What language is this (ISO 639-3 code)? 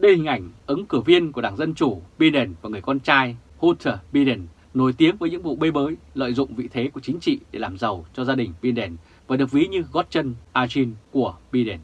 vie